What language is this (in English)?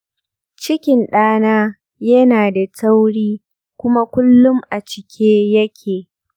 Hausa